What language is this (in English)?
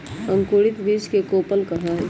Magahi